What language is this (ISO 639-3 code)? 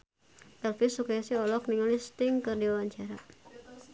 sun